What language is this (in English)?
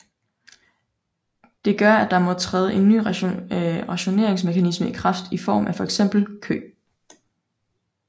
Danish